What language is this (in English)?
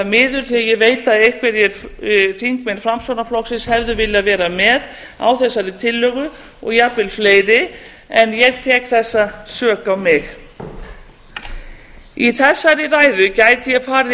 Icelandic